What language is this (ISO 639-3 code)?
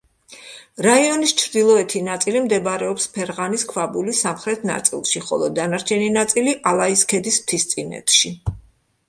kat